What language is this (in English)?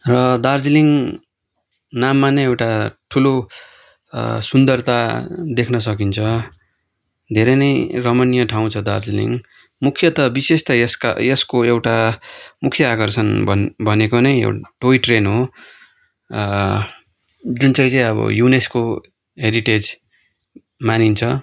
Nepali